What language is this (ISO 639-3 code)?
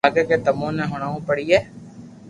lrk